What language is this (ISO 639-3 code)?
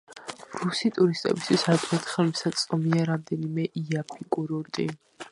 kat